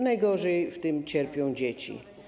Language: Polish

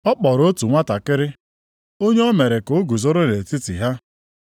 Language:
Igbo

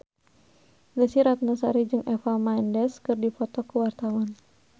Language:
Sundanese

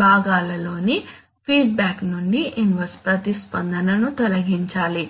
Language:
Telugu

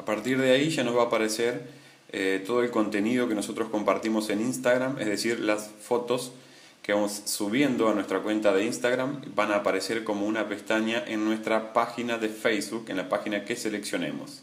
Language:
Spanish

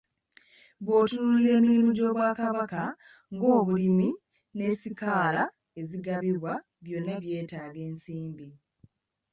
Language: Ganda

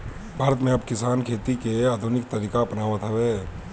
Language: Bhojpuri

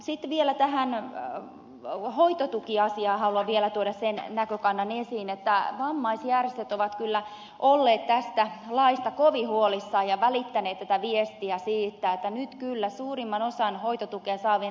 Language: Finnish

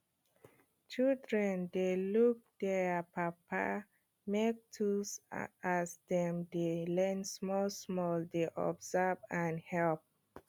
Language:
Nigerian Pidgin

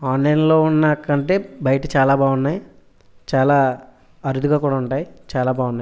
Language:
Telugu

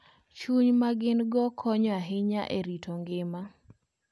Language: Luo (Kenya and Tanzania)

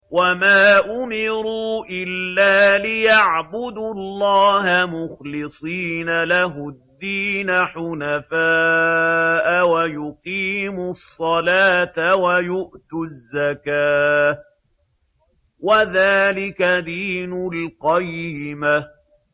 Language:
Arabic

